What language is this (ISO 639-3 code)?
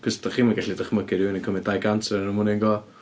cym